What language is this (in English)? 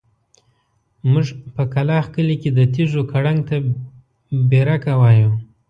Pashto